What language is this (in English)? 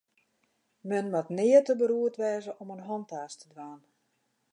Western Frisian